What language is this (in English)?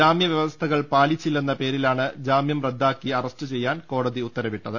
Malayalam